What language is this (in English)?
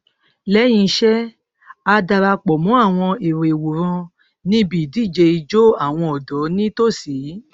Yoruba